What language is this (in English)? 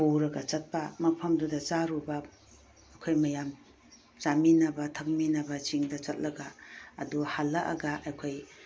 Manipuri